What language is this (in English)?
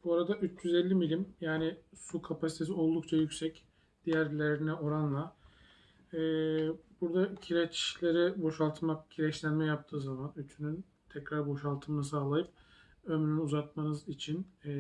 Turkish